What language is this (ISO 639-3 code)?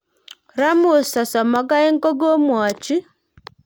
kln